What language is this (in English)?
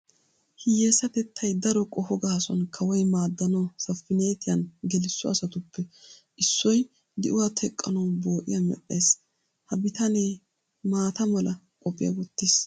Wolaytta